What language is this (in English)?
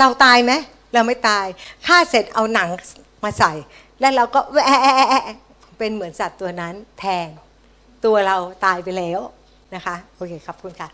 Thai